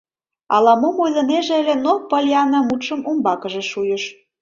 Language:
Mari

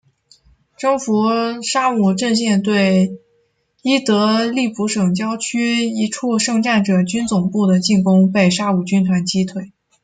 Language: Chinese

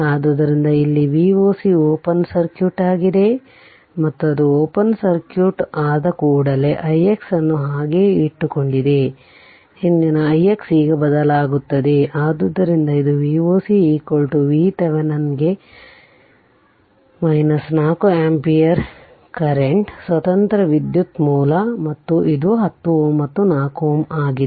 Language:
Kannada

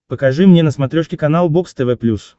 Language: Russian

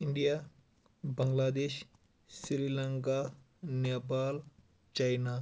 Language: Kashmiri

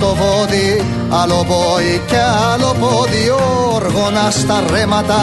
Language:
Greek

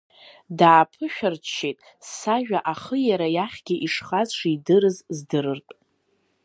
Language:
Abkhazian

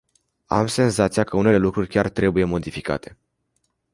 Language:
Romanian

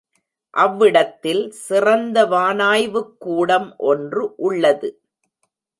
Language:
Tamil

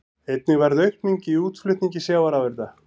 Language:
Icelandic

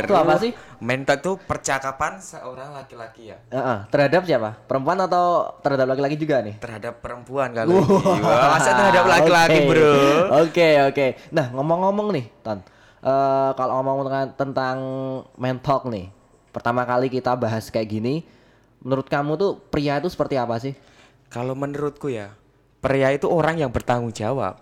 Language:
Indonesian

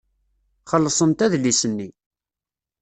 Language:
Kabyle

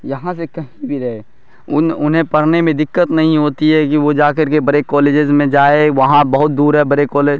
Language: Urdu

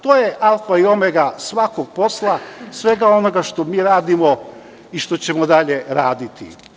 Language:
Serbian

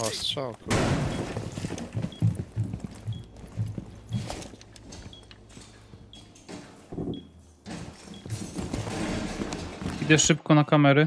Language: Polish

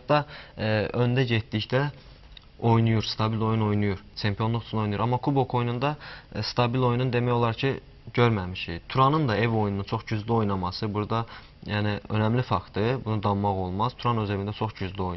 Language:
Turkish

